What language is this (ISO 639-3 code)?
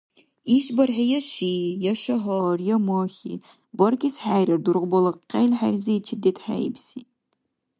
dar